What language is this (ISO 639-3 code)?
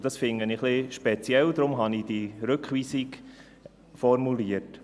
gsw